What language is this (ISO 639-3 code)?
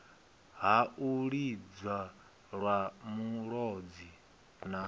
ven